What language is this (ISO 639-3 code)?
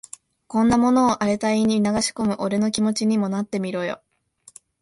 jpn